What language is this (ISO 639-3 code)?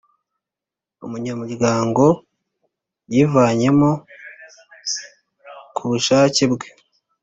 kin